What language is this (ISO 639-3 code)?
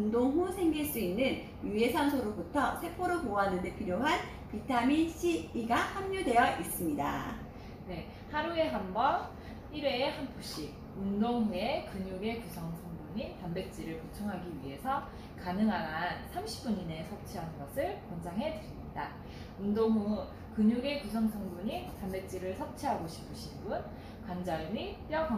kor